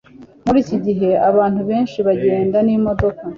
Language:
Kinyarwanda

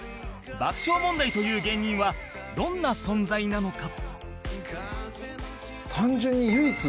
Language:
Japanese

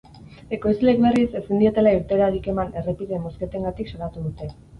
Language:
Basque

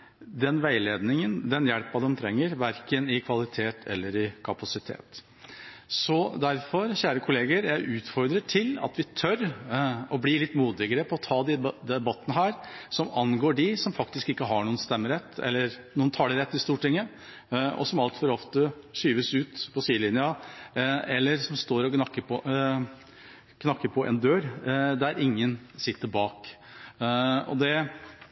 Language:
Norwegian Bokmål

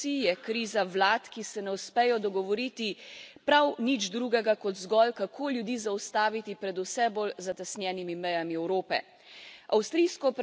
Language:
Slovenian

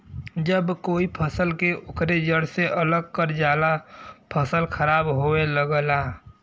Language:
Bhojpuri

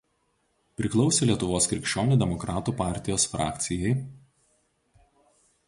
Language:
Lithuanian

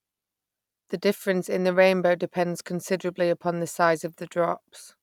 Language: English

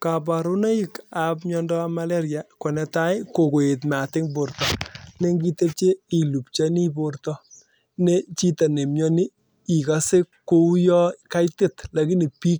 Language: Kalenjin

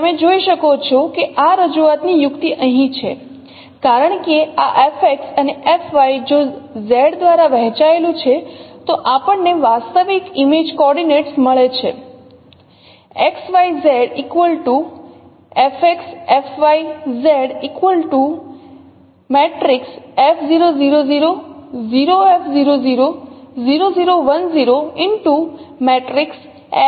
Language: Gujarati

